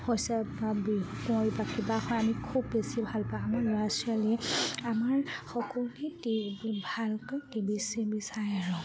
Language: Assamese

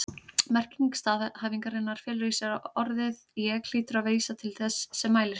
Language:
Icelandic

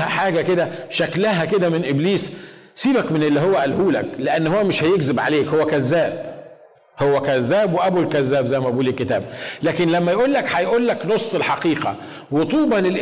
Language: Arabic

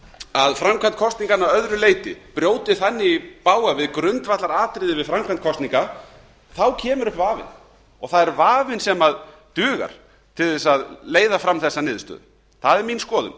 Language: Icelandic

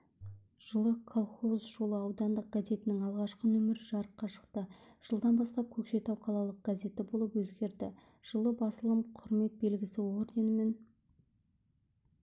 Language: Kazakh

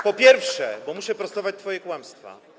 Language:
Polish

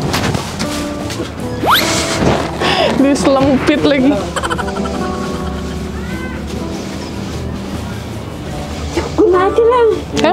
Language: Indonesian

